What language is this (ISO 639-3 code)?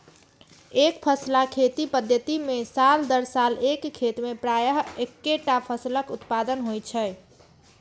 mai